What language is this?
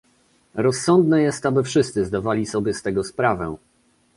Polish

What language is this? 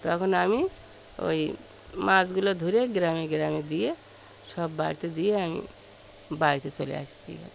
Bangla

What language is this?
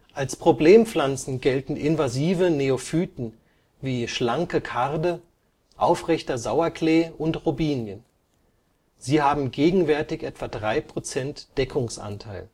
German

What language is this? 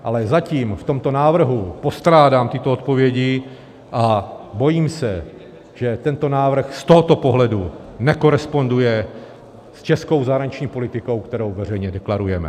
Czech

